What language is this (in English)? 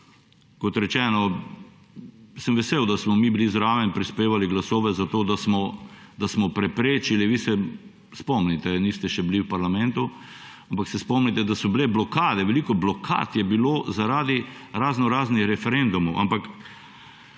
Slovenian